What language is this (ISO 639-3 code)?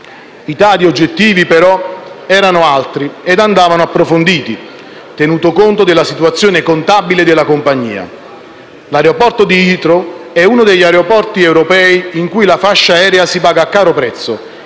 ita